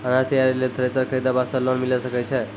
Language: Maithili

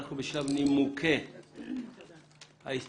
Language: Hebrew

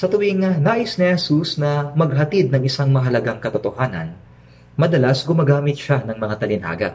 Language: Filipino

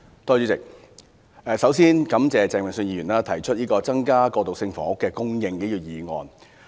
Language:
Cantonese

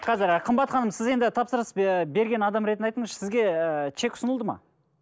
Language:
Kazakh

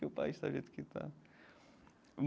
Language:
Portuguese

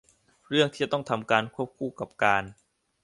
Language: Thai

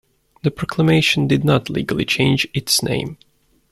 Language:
English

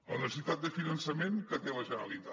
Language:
Catalan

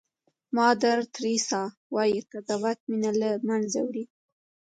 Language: Pashto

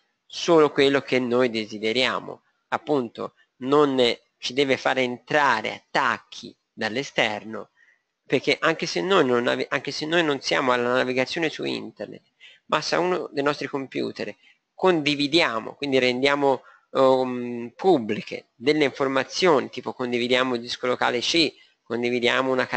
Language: Italian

